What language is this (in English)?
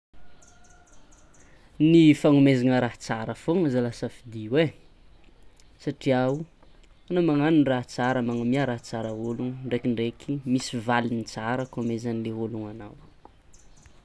Tsimihety Malagasy